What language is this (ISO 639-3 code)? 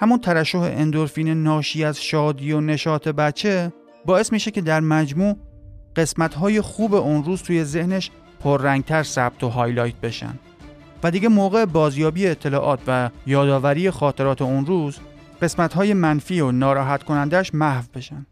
fas